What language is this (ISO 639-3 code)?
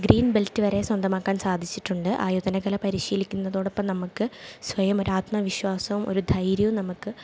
mal